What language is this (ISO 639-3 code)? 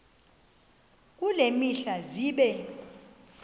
xho